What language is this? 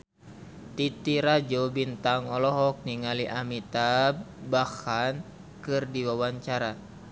Sundanese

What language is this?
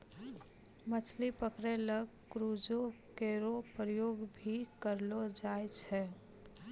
Maithili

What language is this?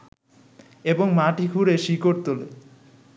Bangla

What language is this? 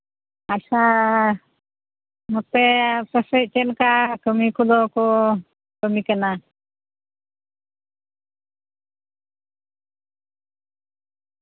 Santali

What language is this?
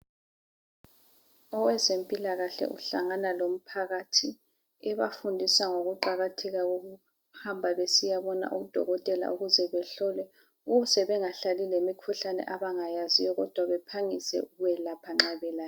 North Ndebele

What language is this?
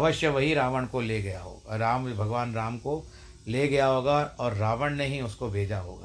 Hindi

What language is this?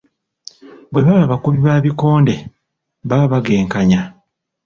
Ganda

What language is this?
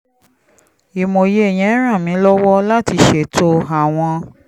Yoruba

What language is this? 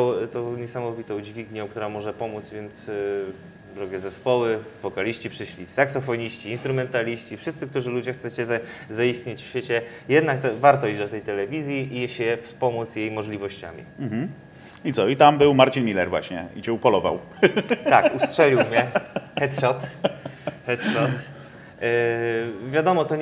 Polish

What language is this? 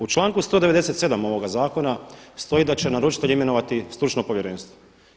Croatian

